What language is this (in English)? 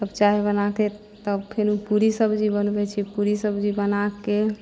Maithili